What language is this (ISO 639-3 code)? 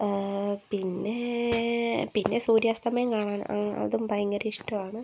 mal